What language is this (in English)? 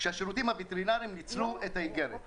Hebrew